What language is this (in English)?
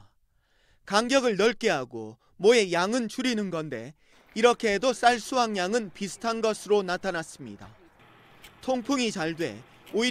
Korean